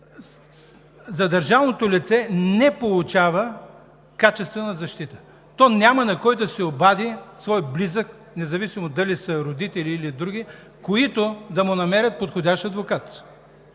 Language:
Bulgarian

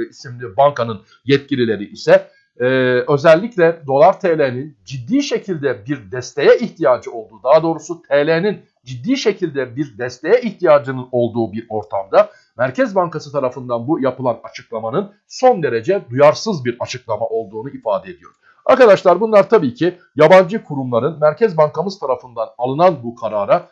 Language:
Turkish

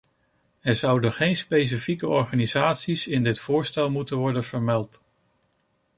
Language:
Dutch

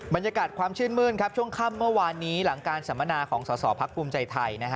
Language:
Thai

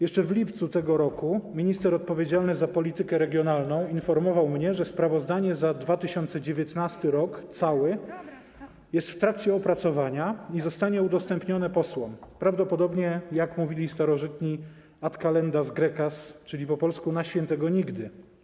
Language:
Polish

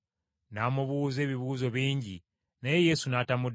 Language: Ganda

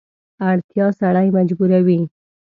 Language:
Pashto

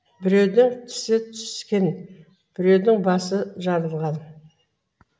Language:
Kazakh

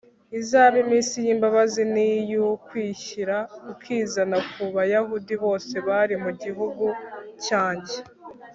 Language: Kinyarwanda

